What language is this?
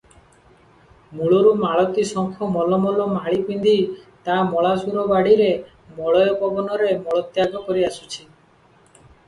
Odia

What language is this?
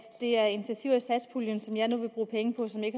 Danish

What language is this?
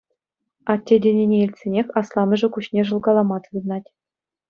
Chuvash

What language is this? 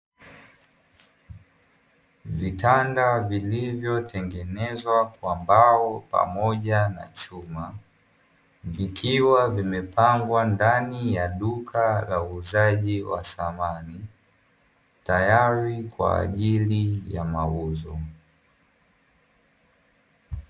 Swahili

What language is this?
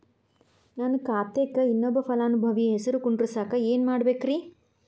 Kannada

